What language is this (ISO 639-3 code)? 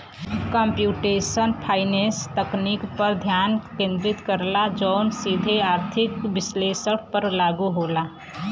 bho